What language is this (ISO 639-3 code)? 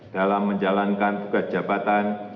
ind